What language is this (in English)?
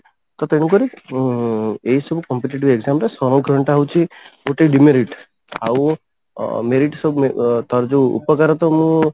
Odia